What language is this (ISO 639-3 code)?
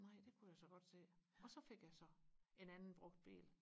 dan